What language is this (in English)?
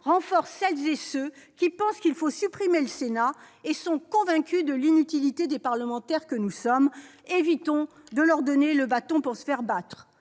French